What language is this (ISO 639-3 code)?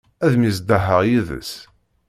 kab